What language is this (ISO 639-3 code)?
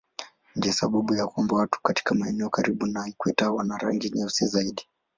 swa